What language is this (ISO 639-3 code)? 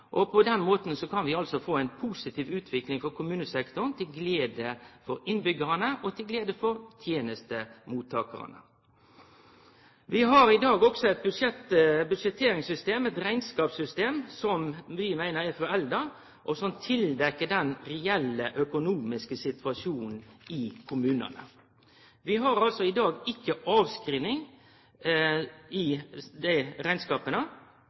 nno